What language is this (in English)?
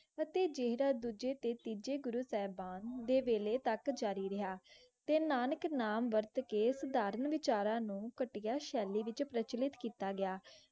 Punjabi